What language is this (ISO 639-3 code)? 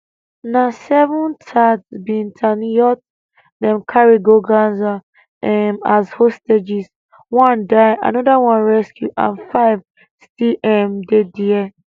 pcm